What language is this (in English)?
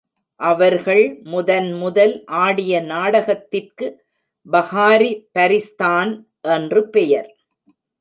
Tamil